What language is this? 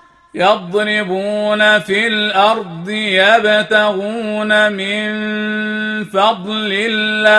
Arabic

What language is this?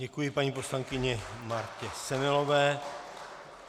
Czech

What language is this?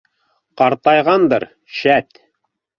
Bashkir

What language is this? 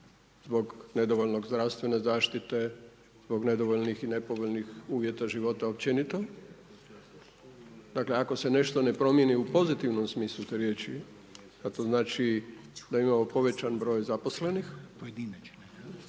Croatian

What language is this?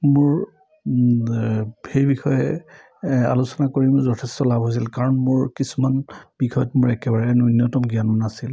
Assamese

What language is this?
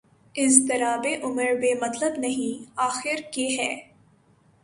Urdu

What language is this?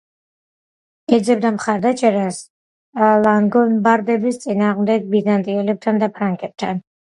Georgian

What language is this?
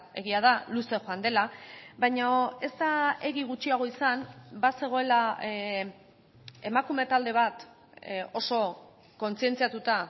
Basque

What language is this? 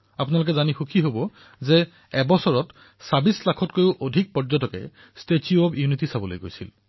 Assamese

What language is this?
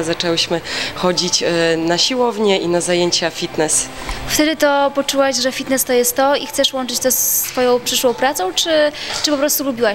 Polish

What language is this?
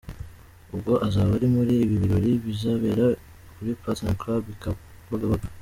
Kinyarwanda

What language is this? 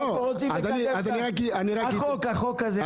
Hebrew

